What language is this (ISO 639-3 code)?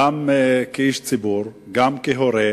heb